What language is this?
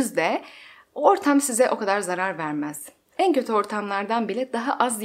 Turkish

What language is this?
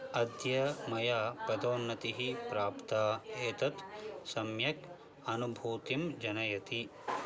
Sanskrit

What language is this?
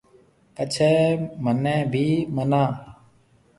Marwari (Pakistan)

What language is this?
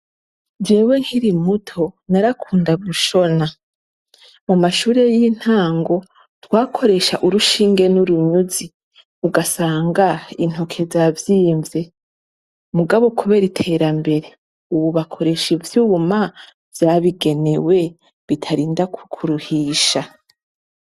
Rundi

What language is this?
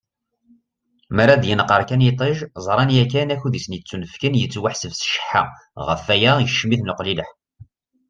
Kabyle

